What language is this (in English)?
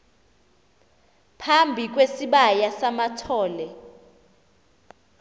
Xhosa